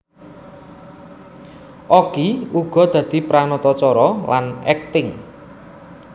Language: Javanese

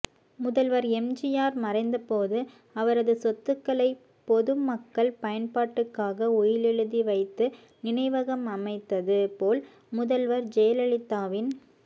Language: Tamil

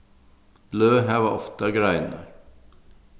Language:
Faroese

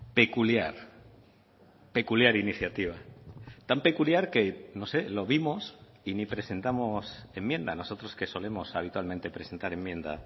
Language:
Spanish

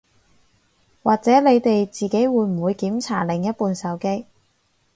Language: Cantonese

